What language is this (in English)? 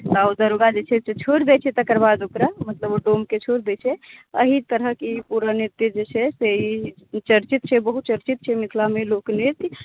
Maithili